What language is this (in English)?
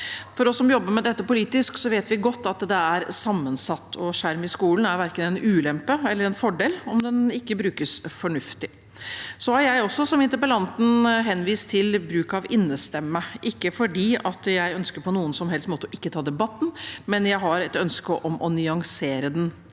Norwegian